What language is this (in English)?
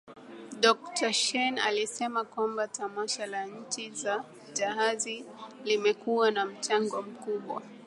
Swahili